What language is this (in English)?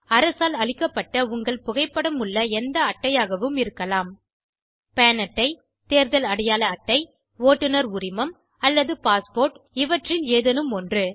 Tamil